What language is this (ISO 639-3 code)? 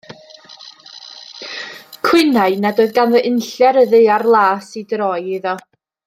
cym